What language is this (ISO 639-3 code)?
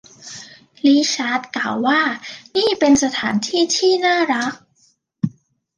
tha